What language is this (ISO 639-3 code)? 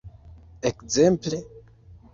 epo